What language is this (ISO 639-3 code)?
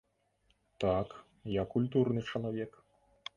bel